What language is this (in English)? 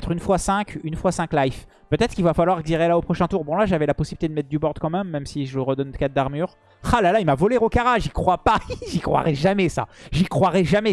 French